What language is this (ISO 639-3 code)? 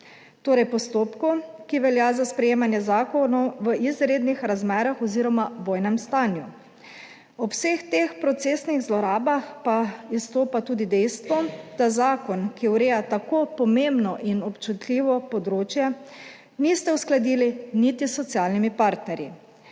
slv